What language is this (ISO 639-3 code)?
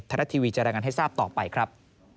tha